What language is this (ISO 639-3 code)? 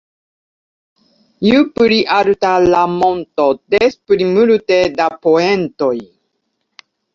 epo